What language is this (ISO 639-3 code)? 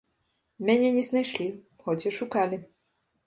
bel